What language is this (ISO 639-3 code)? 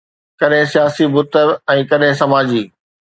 snd